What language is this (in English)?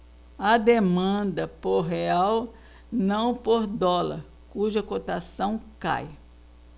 Portuguese